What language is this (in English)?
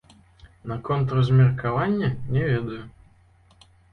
Belarusian